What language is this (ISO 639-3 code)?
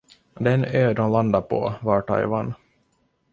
swe